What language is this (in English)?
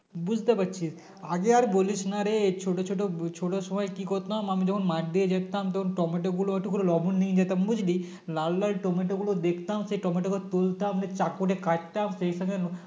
Bangla